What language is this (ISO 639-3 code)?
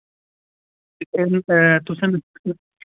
doi